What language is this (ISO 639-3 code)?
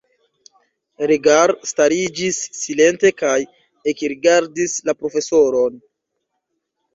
epo